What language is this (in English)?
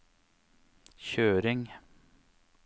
Norwegian